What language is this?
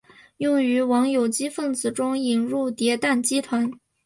Chinese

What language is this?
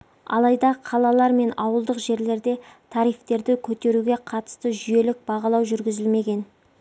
Kazakh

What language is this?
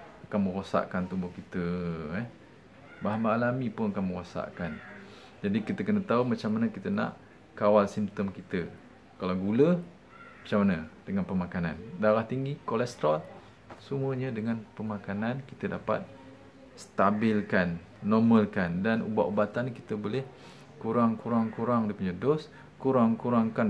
Malay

